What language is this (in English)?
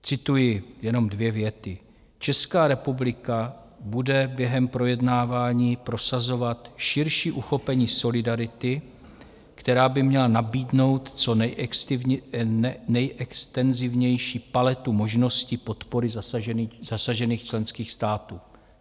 Czech